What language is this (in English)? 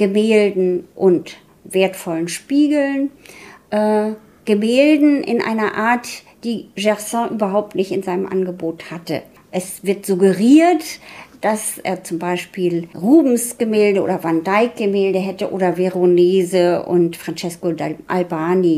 German